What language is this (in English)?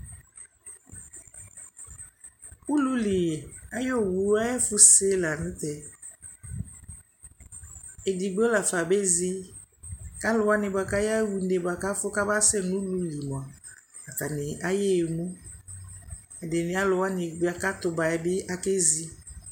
Ikposo